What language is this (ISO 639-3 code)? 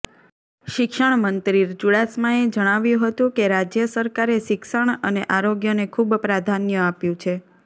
guj